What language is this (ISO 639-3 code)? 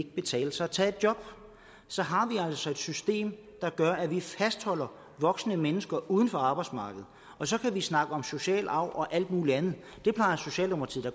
dan